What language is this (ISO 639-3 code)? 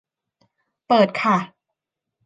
tha